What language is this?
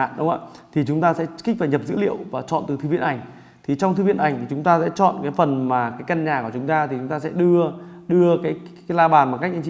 Vietnamese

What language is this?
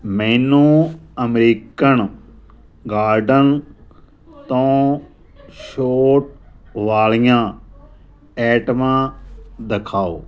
Punjabi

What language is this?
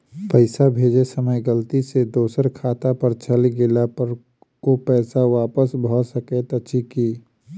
Maithili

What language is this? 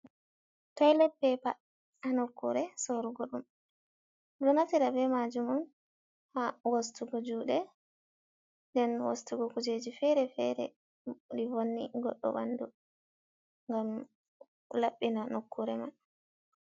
Fula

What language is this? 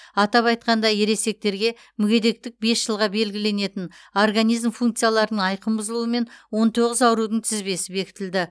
Kazakh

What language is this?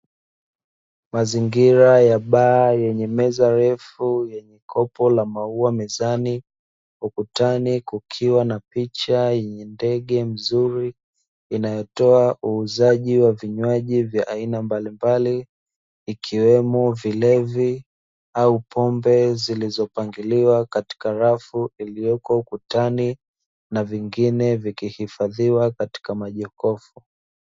Swahili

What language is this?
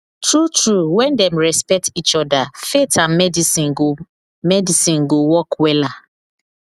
Nigerian Pidgin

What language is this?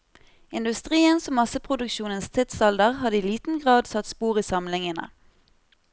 Norwegian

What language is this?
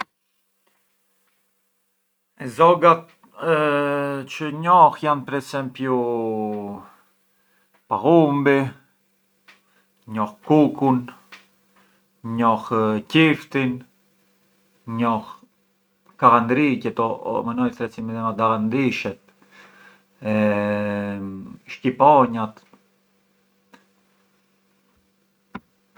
Arbëreshë Albanian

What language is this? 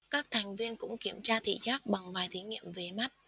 Vietnamese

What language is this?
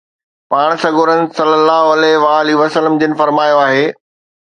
Sindhi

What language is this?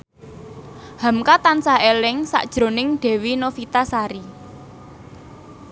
Javanese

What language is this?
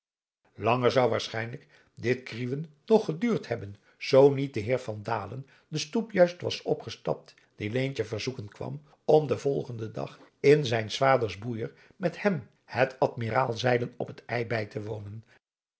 Dutch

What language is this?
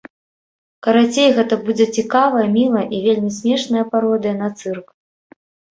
Belarusian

